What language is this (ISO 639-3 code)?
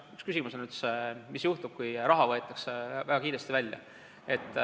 est